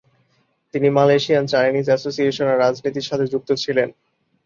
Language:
Bangla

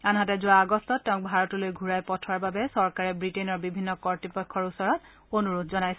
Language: Assamese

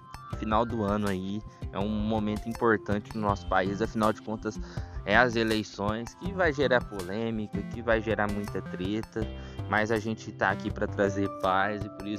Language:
Portuguese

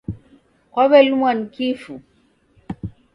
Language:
Taita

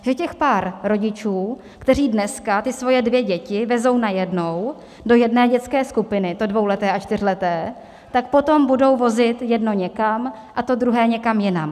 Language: Czech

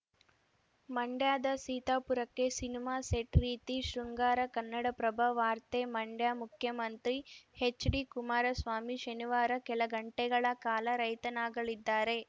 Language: Kannada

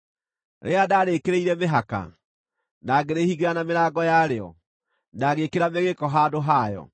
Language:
Kikuyu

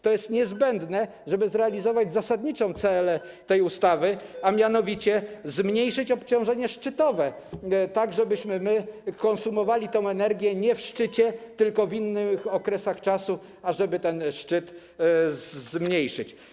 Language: Polish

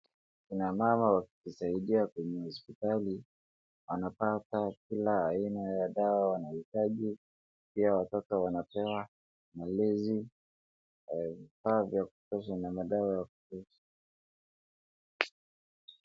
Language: Swahili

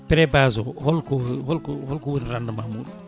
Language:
Fula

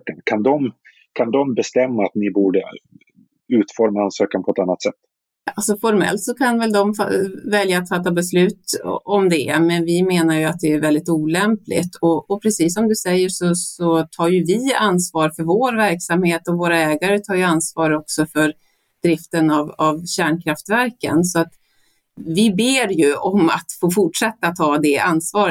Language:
Swedish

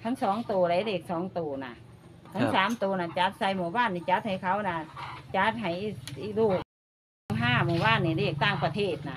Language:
Thai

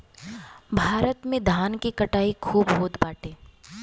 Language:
Bhojpuri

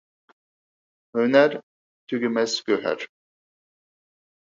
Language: Uyghur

